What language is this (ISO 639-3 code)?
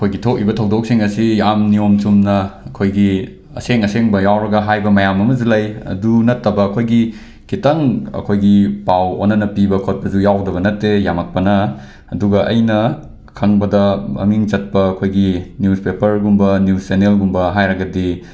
mni